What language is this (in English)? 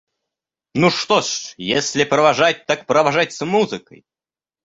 Russian